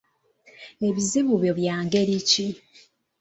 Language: Ganda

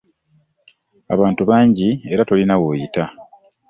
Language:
Ganda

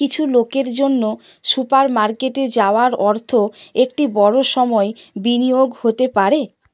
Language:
Bangla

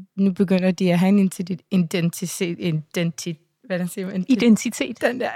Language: Danish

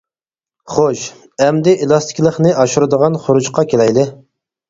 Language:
Uyghur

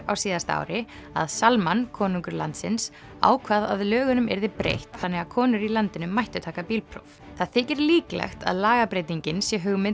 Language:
Icelandic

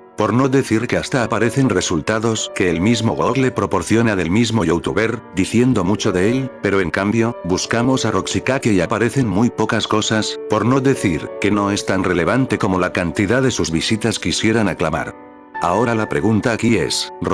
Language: Spanish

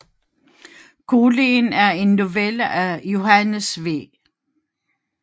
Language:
Danish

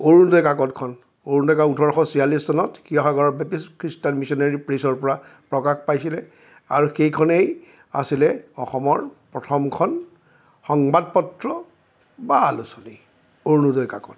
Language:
Assamese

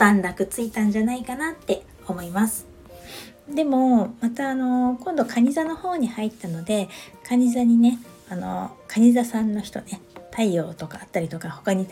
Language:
Japanese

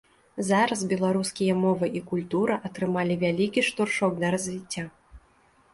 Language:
Belarusian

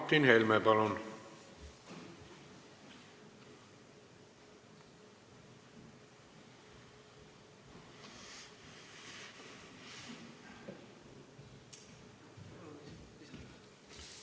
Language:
Estonian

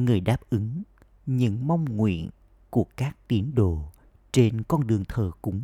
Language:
Vietnamese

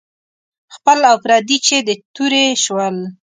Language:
Pashto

